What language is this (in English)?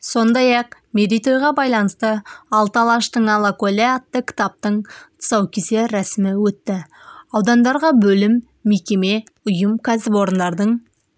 Kazakh